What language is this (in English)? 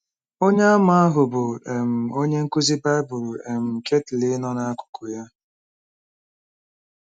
Igbo